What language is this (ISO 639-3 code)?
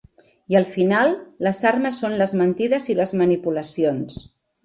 cat